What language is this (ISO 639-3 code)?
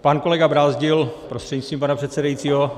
ces